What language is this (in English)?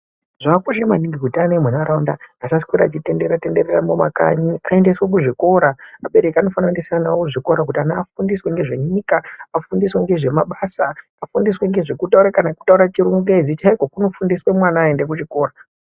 Ndau